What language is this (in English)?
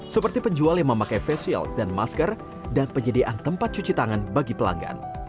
Indonesian